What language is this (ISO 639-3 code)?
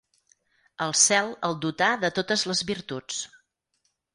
cat